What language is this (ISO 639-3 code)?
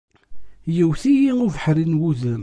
kab